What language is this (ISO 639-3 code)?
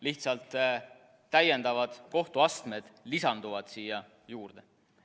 est